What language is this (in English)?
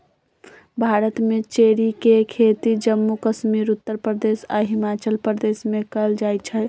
Magahi